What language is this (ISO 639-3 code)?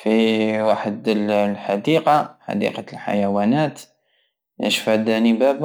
aao